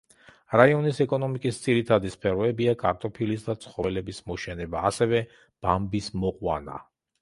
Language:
Georgian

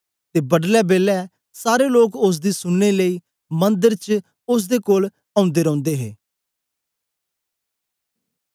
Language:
Dogri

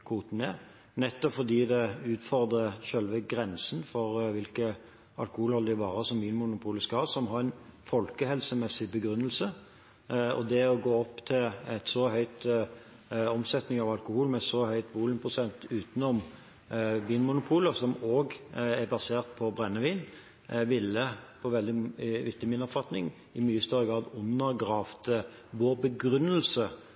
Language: Norwegian Bokmål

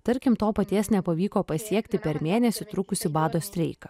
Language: Lithuanian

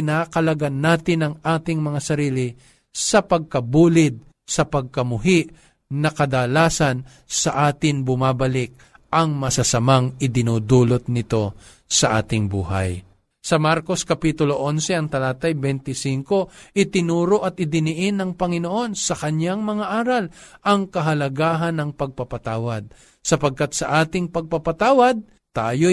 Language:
Filipino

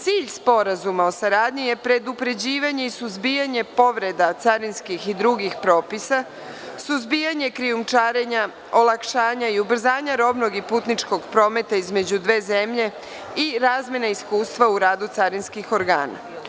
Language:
Serbian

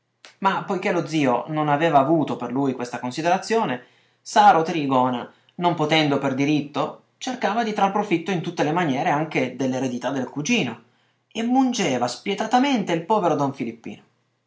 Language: Italian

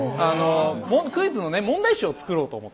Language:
Japanese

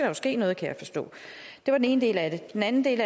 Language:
Danish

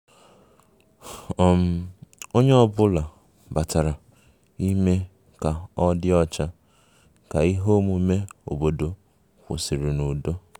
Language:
Igbo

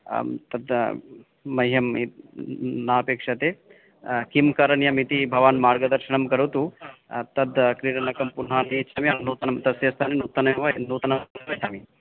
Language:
Sanskrit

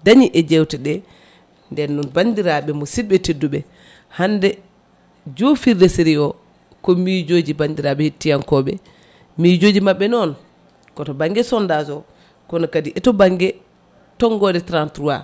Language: Fula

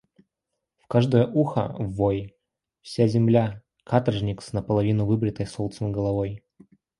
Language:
Russian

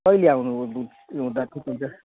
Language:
Nepali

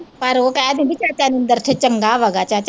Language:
Punjabi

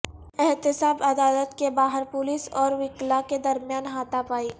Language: Urdu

